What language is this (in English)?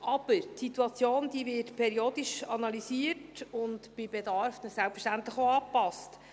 Swiss German